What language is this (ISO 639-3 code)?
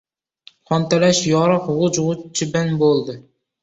uzb